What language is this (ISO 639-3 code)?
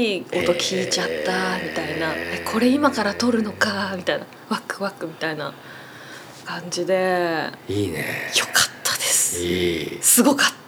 jpn